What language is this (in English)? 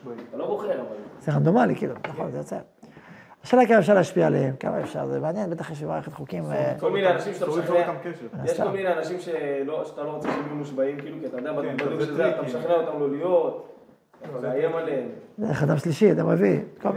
Hebrew